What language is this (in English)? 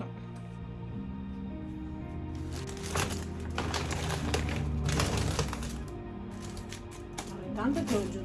Italian